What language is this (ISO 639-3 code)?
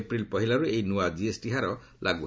ori